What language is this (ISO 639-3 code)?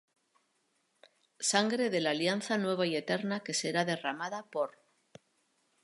spa